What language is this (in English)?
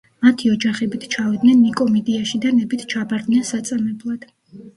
Georgian